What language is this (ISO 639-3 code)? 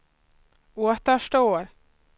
swe